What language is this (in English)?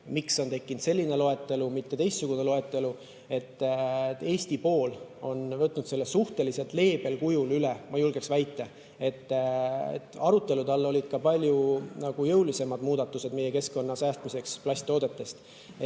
Estonian